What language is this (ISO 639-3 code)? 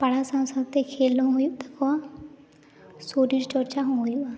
sat